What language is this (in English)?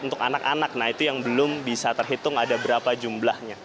Indonesian